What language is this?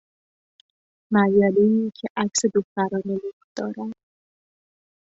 Persian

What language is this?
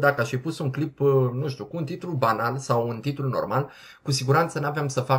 Romanian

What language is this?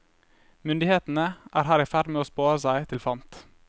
Norwegian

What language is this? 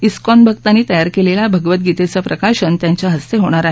Marathi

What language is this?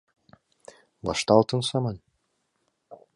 Mari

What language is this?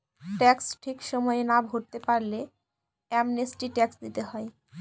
Bangla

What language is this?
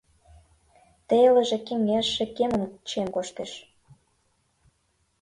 Mari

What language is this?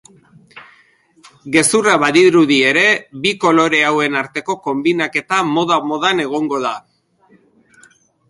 Basque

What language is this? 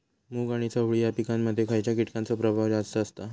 Marathi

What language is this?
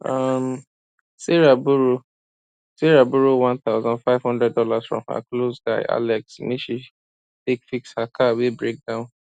Nigerian Pidgin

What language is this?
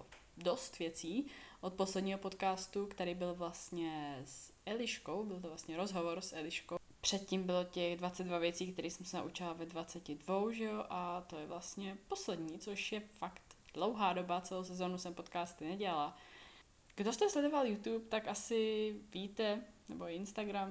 Czech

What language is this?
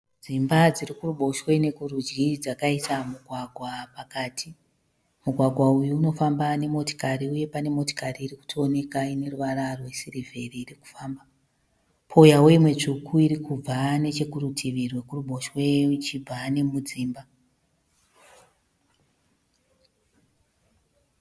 Shona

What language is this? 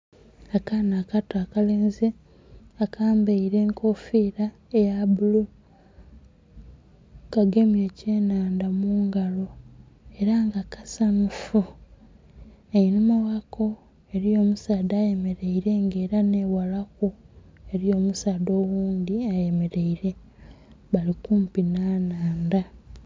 Soga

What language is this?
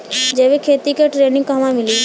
Bhojpuri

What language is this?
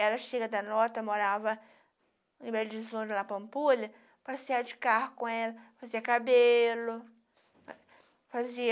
Portuguese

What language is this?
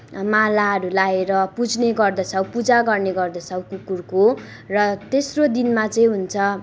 Nepali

